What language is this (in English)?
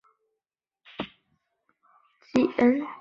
Chinese